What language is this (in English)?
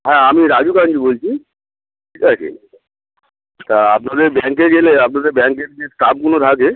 Bangla